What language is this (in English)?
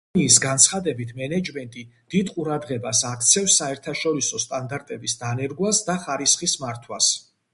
Georgian